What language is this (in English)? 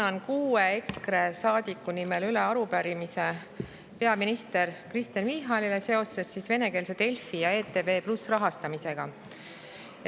Estonian